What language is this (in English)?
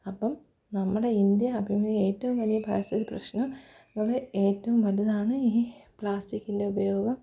Malayalam